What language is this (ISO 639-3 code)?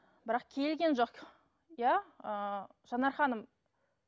kaz